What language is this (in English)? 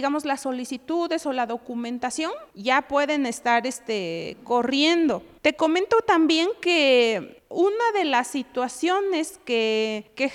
Spanish